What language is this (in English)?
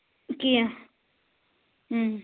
Kashmiri